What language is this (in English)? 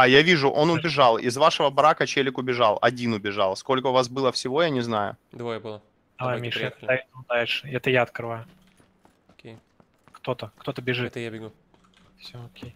Russian